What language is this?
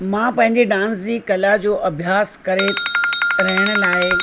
Sindhi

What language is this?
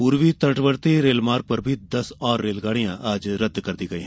Hindi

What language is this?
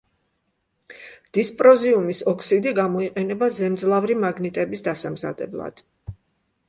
Georgian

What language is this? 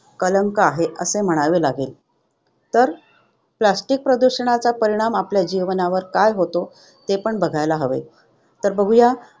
Marathi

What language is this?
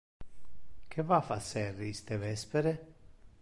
Interlingua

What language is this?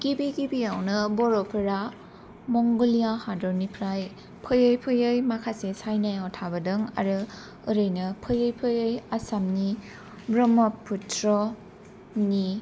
Bodo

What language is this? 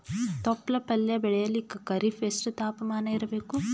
Kannada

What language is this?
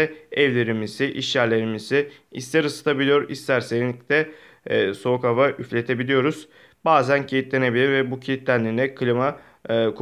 Turkish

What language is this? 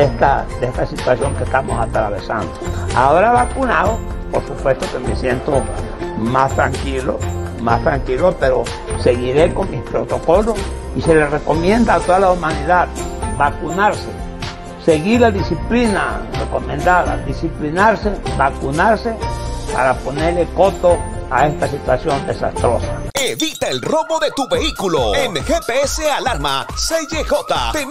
Spanish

